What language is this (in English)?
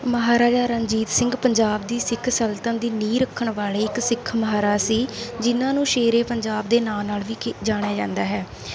Punjabi